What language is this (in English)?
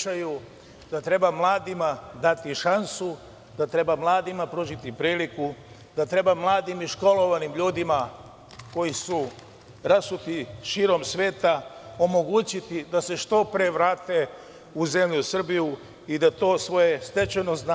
Serbian